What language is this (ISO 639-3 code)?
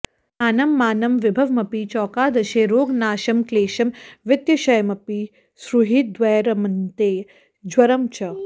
san